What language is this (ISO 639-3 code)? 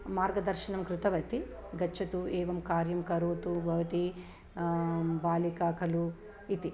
san